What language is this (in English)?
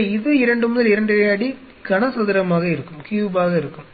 Tamil